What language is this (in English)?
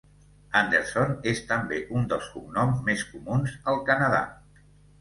Catalan